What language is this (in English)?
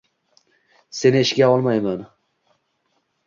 Uzbek